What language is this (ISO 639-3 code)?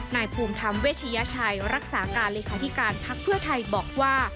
tha